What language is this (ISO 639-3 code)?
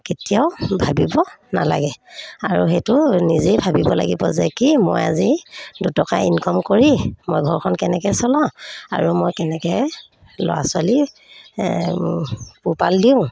asm